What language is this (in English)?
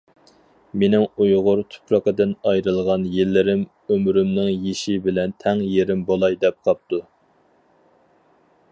Uyghur